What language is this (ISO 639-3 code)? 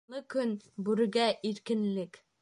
bak